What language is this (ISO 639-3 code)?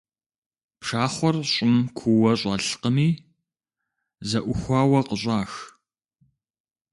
kbd